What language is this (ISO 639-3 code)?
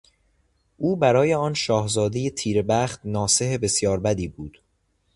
fas